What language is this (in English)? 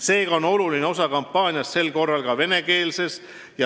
Estonian